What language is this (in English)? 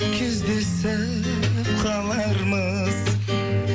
Kazakh